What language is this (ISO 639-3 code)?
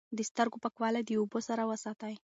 pus